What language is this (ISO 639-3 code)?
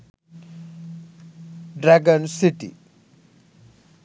sin